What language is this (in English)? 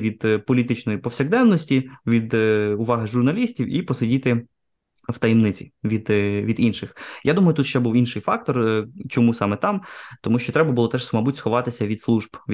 Ukrainian